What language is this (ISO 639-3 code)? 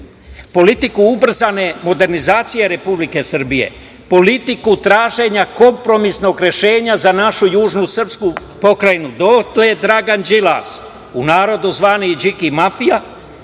srp